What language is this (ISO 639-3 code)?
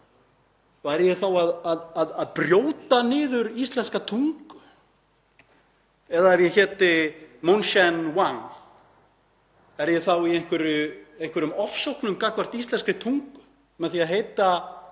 isl